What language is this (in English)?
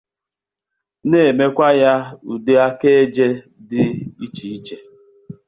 Igbo